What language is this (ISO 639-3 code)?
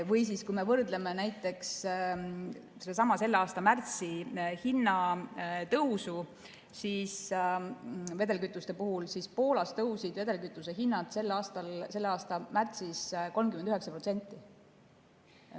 est